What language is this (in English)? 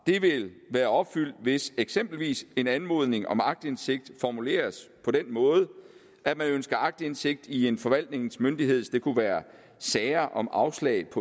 Danish